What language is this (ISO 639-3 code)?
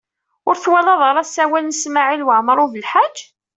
kab